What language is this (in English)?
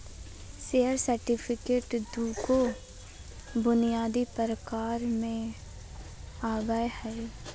Magahi